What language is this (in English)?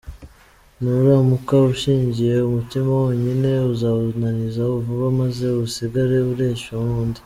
Kinyarwanda